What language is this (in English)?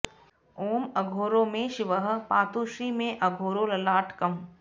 Sanskrit